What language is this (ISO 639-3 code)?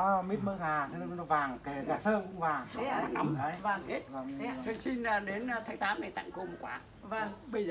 vie